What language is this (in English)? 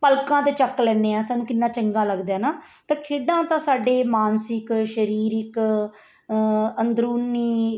Punjabi